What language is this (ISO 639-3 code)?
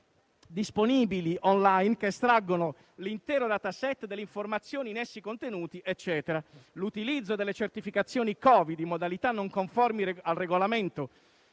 ita